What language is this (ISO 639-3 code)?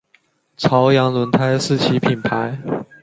zho